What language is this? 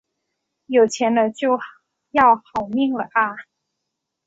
Chinese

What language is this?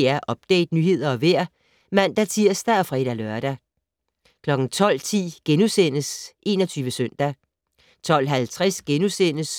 Danish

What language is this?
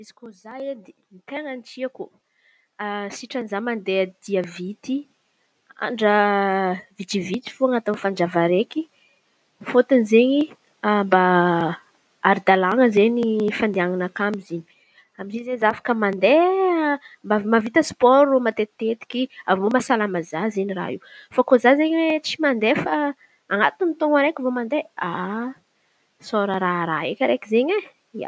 Antankarana Malagasy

